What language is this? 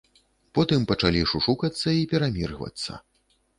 Belarusian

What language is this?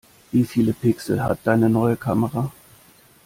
German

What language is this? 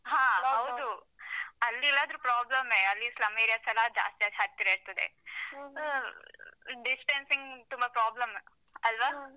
Kannada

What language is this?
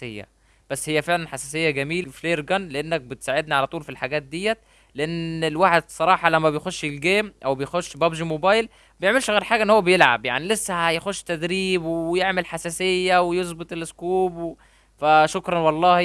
Arabic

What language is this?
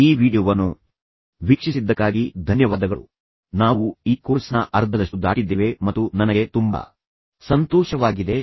Kannada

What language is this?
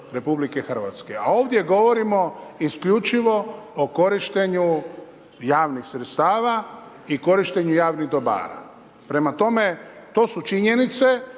Croatian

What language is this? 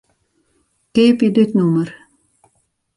Western Frisian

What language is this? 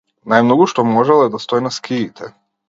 Macedonian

